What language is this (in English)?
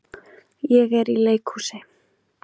Icelandic